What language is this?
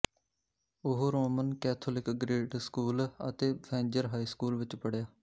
Punjabi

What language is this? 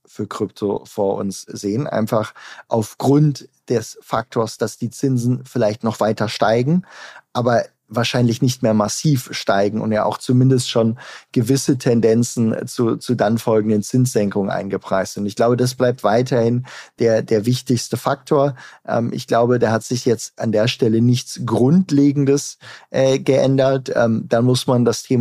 German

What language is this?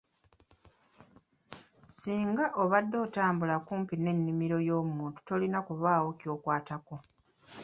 Ganda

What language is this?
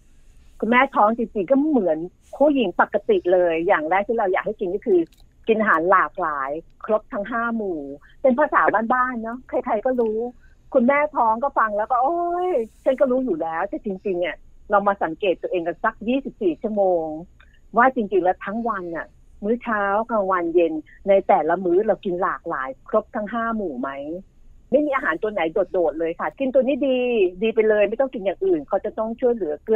Thai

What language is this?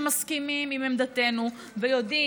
Hebrew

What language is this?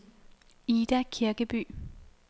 Danish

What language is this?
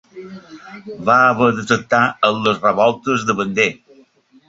Catalan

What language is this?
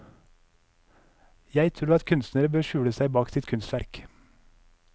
Norwegian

